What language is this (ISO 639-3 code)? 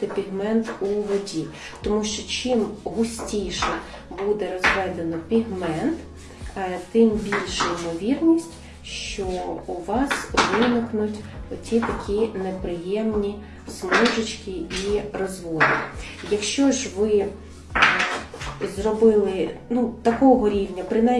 ukr